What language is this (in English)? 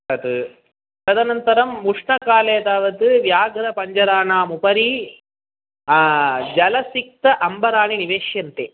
Sanskrit